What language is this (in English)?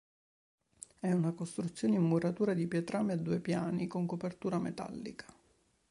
Italian